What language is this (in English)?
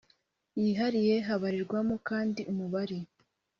Kinyarwanda